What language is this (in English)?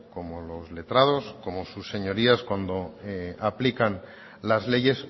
Spanish